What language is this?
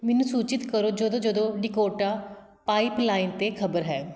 Punjabi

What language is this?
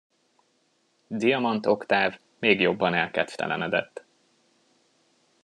Hungarian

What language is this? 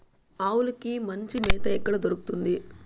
Telugu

